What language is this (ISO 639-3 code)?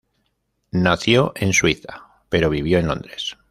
spa